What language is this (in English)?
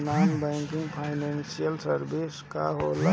Bhojpuri